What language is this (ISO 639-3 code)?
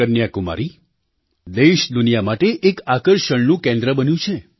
guj